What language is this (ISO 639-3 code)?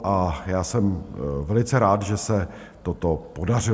ces